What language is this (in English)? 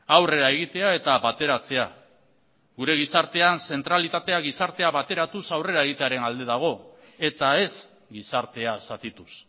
Basque